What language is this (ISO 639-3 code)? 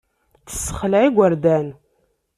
kab